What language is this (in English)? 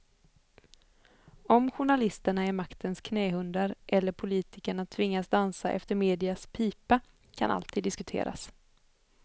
Swedish